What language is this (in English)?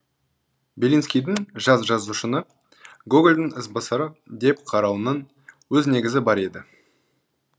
Kazakh